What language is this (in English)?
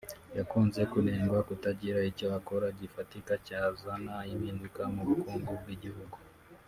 Kinyarwanda